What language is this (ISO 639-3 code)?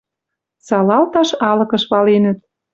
mrj